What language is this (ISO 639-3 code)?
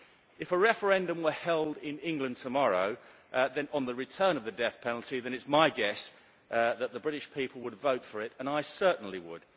eng